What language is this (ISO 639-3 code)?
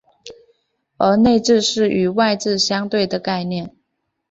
zho